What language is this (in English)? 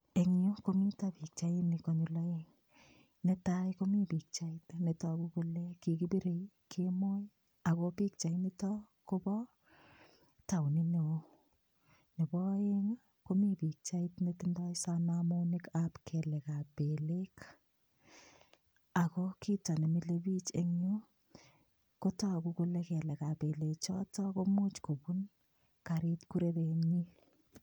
Kalenjin